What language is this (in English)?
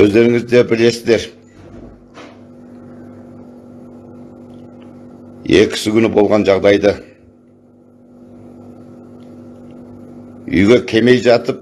Turkish